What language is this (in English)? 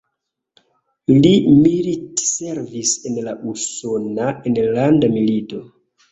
Esperanto